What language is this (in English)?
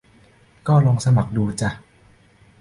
Thai